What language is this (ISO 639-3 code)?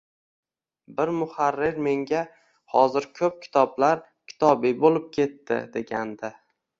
uzb